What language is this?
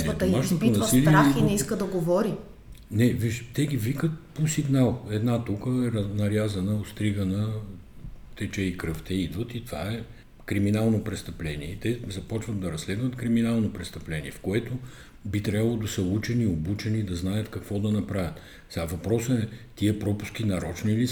Bulgarian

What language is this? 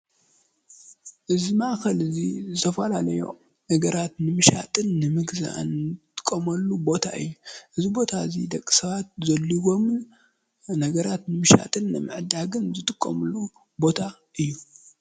Tigrinya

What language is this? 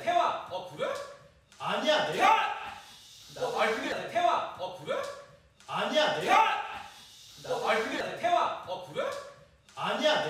Korean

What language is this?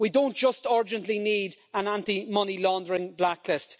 English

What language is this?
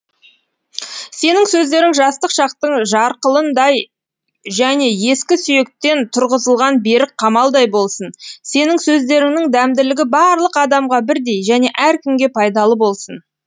Kazakh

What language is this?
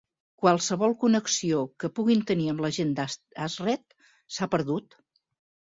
Catalan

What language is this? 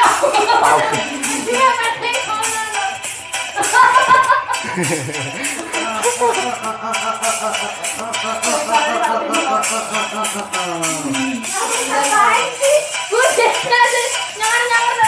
Indonesian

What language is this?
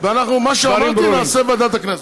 Hebrew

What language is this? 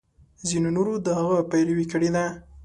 Pashto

